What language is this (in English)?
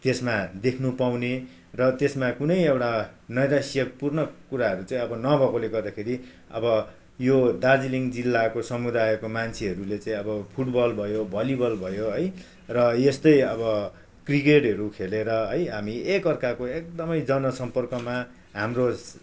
Nepali